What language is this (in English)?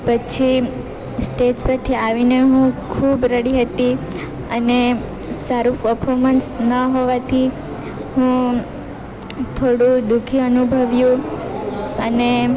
Gujarati